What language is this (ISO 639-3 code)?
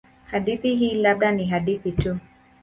swa